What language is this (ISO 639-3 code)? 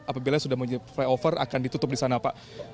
ind